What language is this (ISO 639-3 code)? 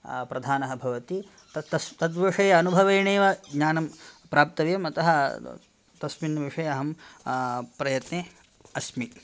san